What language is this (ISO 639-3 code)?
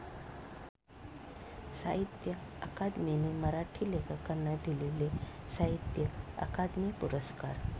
mar